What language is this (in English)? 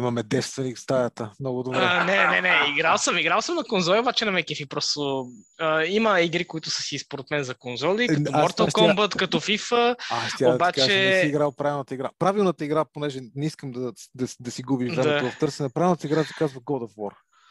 Bulgarian